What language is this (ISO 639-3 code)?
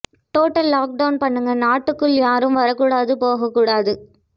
tam